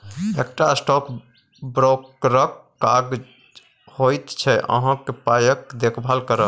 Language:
Maithili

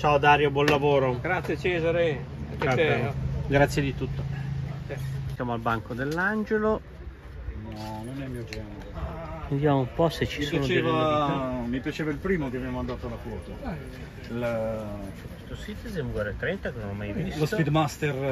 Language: Italian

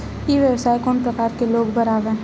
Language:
Chhattisgarhi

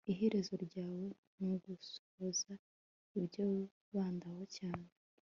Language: Kinyarwanda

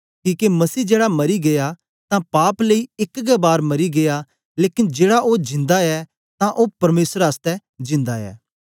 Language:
Dogri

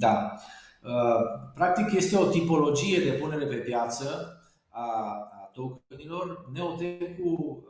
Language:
Romanian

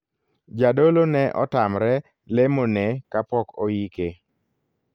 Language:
Luo (Kenya and Tanzania)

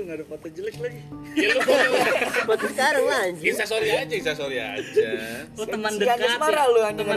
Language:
Indonesian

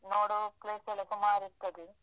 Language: Kannada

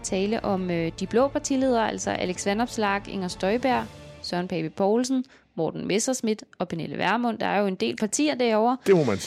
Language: Danish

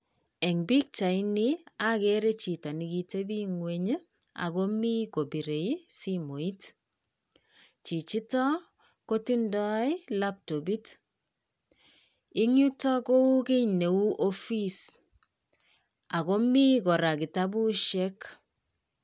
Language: Kalenjin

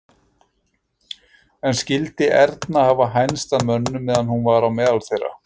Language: Icelandic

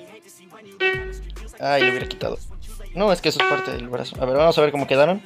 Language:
Spanish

